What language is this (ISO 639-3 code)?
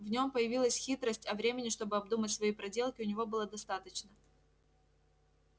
rus